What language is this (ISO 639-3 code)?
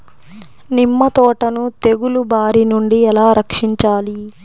tel